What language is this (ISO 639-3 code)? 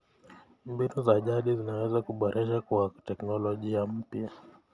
kln